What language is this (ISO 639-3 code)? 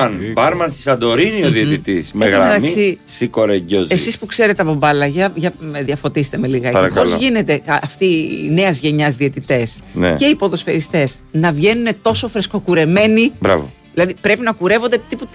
ell